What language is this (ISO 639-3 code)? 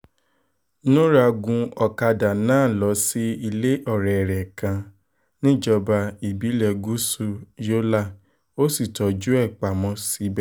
yor